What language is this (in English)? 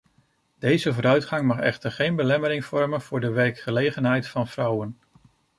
Dutch